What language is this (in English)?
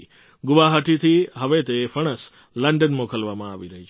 Gujarati